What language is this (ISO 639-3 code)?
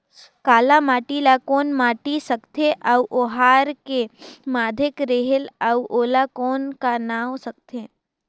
hne